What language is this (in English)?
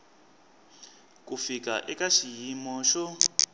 Tsonga